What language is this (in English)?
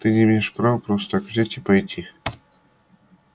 Russian